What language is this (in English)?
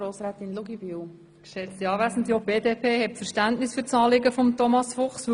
Swiss German